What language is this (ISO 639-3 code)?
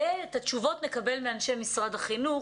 heb